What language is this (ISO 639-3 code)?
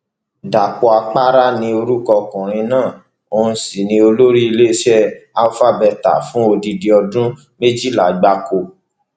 yor